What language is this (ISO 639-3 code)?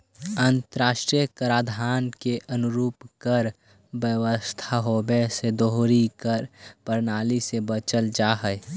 mag